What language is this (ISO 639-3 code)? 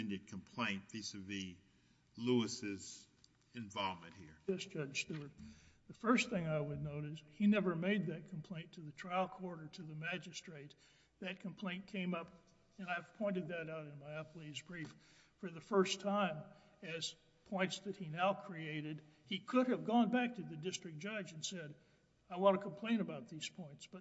eng